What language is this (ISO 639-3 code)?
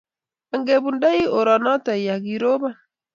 kln